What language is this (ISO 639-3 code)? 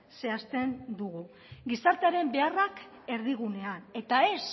eus